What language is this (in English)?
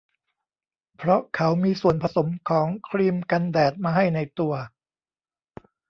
Thai